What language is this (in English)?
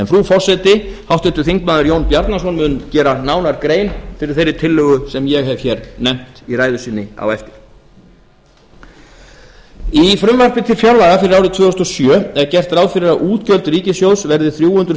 Icelandic